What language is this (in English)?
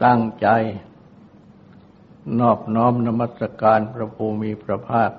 Thai